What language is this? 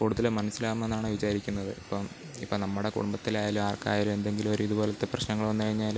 Malayalam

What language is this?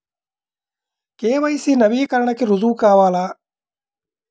Telugu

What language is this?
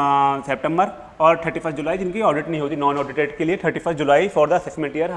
Hindi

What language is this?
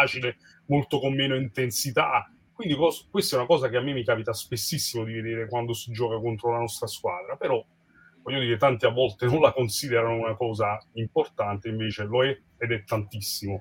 Italian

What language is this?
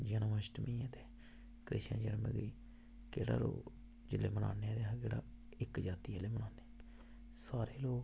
Dogri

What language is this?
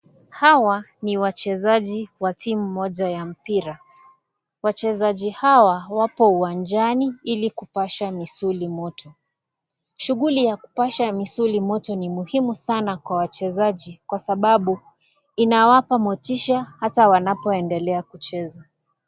Swahili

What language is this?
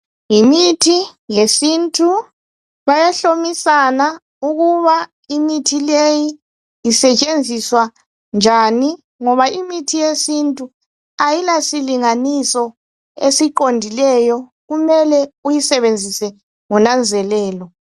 North Ndebele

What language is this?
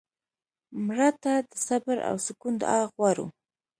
Pashto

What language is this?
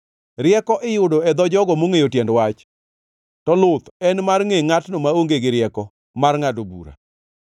Luo (Kenya and Tanzania)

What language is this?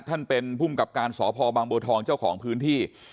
Thai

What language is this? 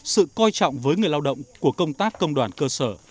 Vietnamese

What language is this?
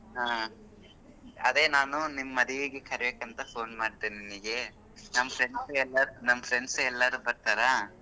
Kannada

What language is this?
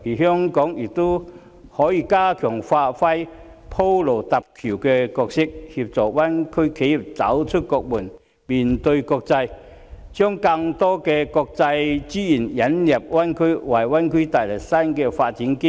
Cantonese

